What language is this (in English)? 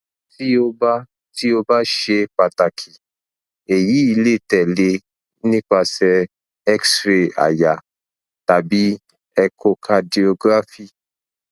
Yoruba